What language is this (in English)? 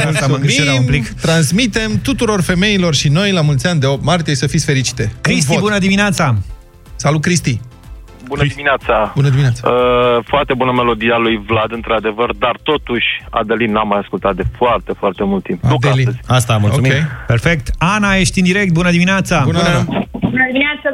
Romanian